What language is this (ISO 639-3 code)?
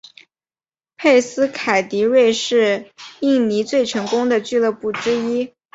zho